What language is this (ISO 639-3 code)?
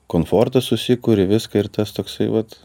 lit